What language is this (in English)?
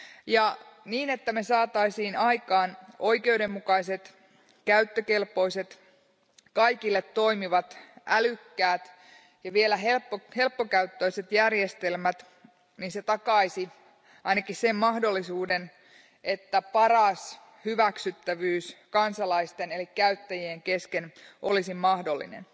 Finnish